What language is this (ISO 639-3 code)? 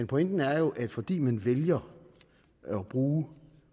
dan